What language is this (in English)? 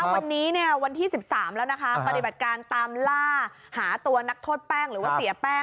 Thai